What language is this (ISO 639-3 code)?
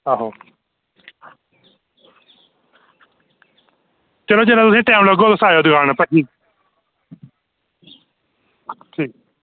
doi